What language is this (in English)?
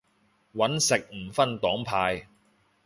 Cantonese